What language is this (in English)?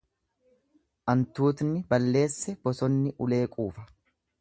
Oromo